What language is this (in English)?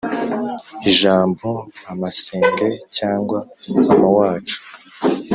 Kinyarwanda